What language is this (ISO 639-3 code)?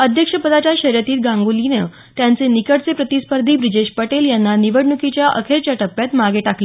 mar